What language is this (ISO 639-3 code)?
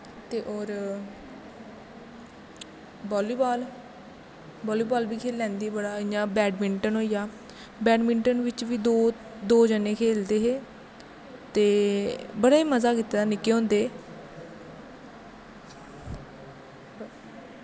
doi